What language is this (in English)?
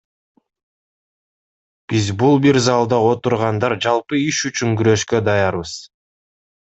Kyrgyz